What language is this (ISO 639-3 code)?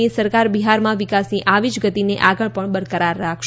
guj